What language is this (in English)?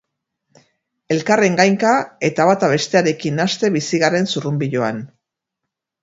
Basque